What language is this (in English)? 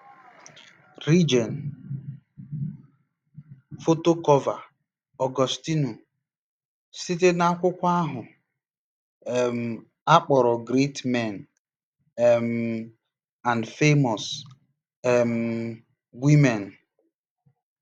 Igbo